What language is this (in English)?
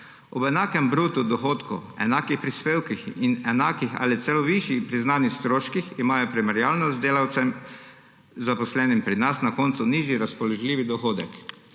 Slovenian